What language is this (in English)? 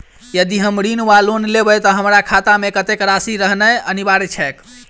Maithili